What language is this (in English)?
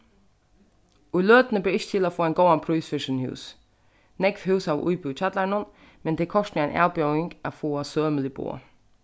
Faroese